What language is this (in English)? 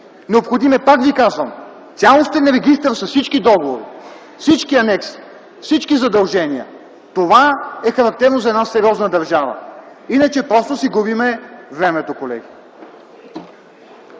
Bulgarian